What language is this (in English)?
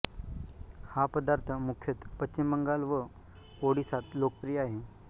Marathi